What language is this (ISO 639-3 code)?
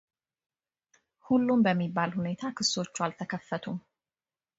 amh